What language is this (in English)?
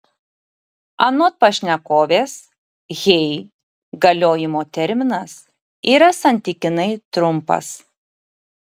Lithuanian